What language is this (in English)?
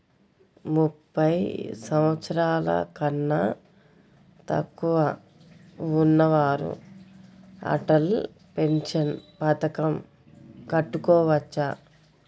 Telugu